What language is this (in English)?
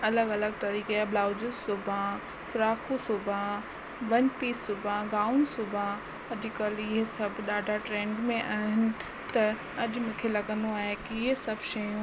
Sindhi